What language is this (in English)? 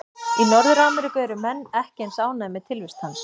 Icelandic